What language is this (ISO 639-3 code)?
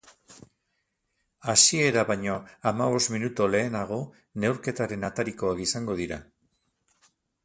eus